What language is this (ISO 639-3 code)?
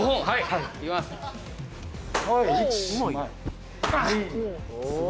jpn